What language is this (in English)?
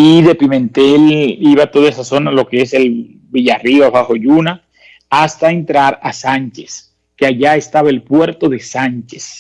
Spanish